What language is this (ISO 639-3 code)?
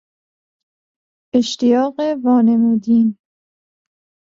fas